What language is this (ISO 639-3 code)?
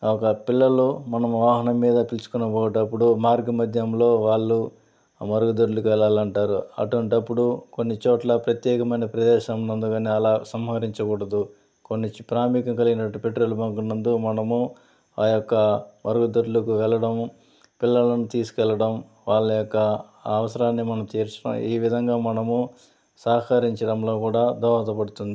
tel